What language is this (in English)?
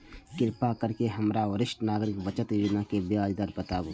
Maithili